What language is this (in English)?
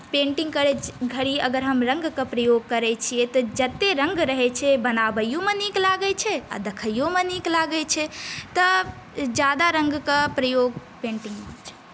Maithili